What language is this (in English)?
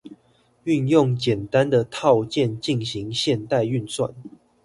Chinese